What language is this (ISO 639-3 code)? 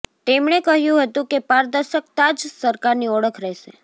guj